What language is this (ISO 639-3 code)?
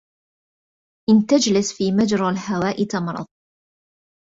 ara